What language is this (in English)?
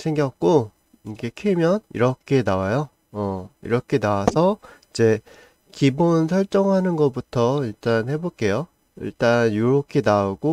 Korean